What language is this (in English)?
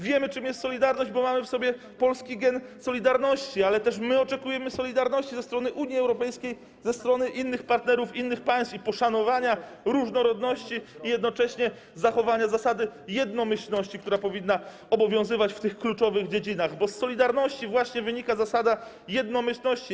Polish